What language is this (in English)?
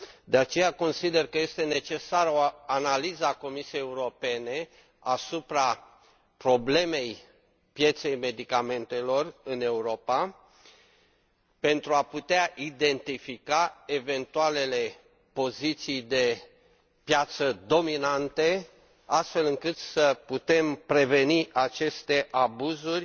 Romanian